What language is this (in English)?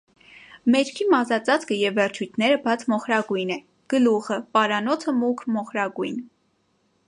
Armenian